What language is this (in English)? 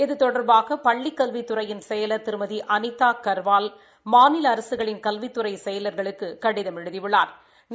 Tamil